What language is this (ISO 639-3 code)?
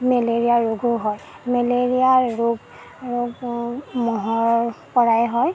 asm